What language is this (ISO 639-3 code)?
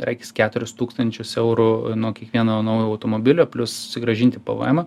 lit